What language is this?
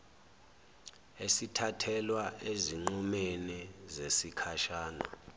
Zulu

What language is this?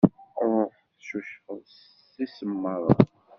Kabyle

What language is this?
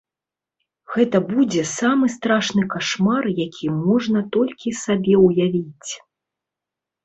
Belarusian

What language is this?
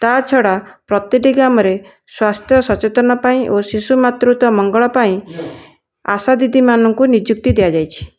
Odia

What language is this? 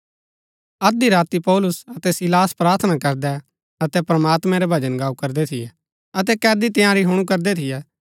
Gaddi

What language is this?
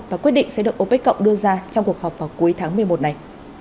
Vietnamese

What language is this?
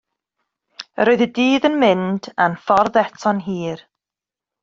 Welsh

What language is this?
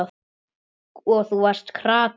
Icelandic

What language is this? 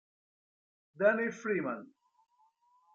Italian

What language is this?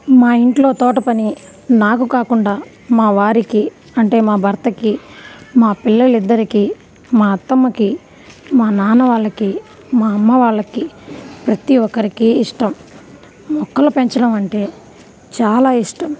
Telugu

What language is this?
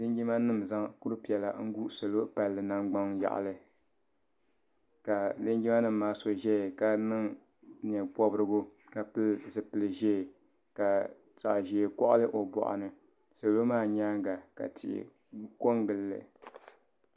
Dagbani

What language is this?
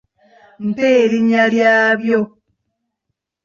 Ganda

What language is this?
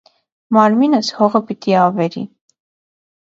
Armenian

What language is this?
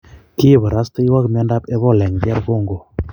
Kalenjin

